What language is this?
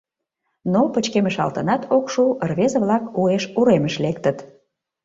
Mari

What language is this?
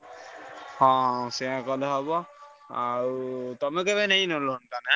Odia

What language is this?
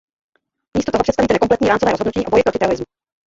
Czech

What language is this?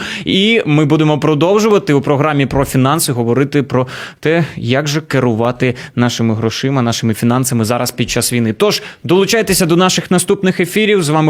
Ukrainian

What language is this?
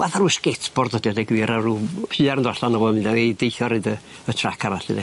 Welsh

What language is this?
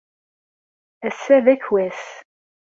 Kabyle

